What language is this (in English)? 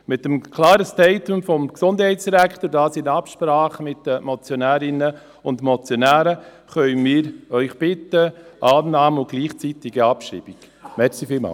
Swiss German